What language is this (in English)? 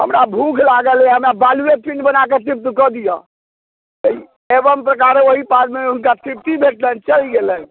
Maithili